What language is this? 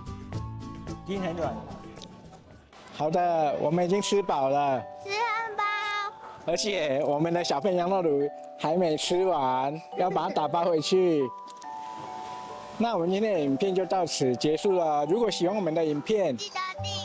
Chinese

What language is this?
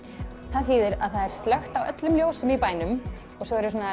Icelandic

